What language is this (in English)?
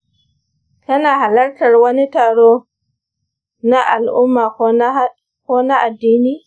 Hausa